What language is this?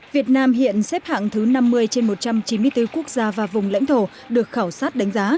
Vietnamese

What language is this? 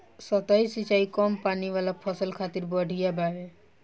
Bhojpuri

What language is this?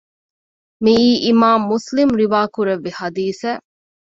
Divehi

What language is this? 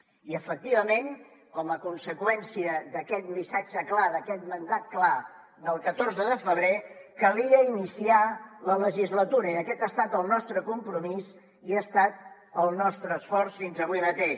Catalan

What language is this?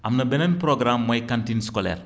Wolof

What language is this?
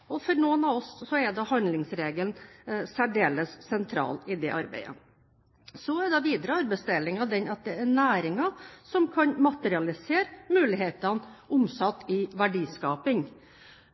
Norwegian Bokmål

